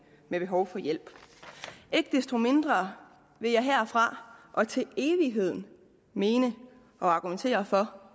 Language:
Danish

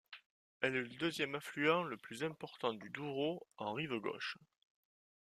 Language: French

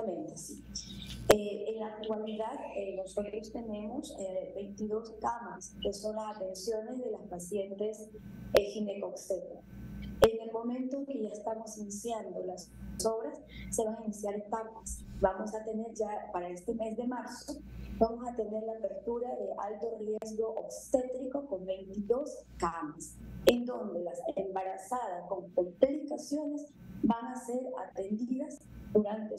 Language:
Spanish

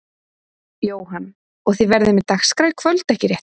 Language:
Icelandic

